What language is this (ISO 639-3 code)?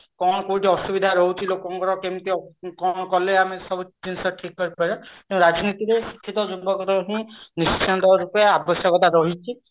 ori